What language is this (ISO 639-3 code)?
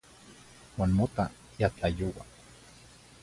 nhi